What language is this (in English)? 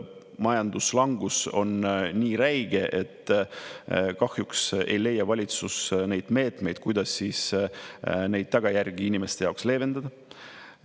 Estonian